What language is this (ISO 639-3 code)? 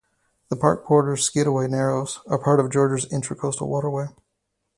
eng